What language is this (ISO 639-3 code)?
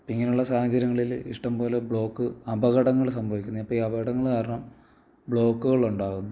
mal